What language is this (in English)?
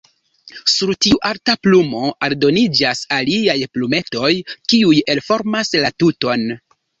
Esperanto